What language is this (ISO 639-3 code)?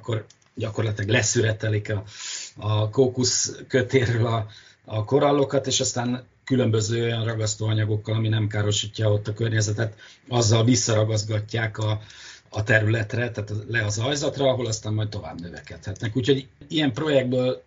hun